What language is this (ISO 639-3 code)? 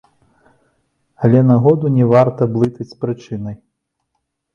bel